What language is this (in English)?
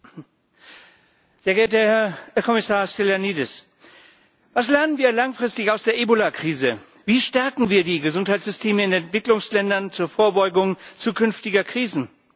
German